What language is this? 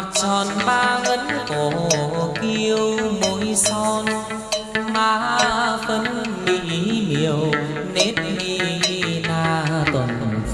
Vietnamese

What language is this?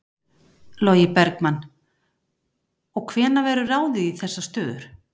Icelandic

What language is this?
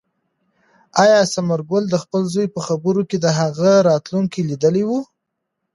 Pashto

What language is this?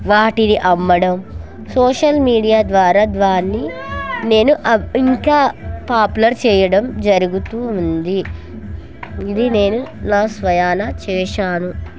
Telugu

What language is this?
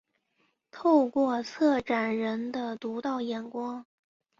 Chinese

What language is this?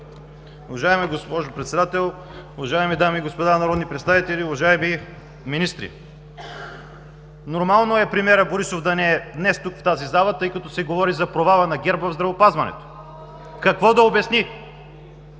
Bulgarian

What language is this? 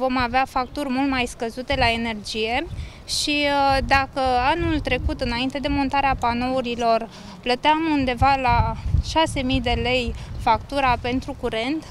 Romanian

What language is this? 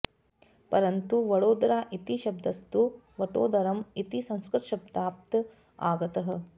Sanskrit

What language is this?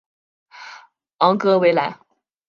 Chinese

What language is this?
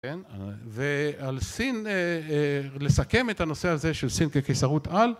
Hebrew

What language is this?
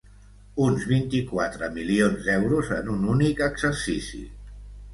Catalan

